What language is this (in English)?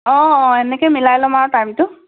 Assamese